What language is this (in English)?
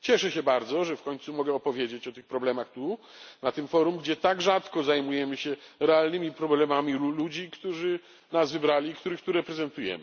Polish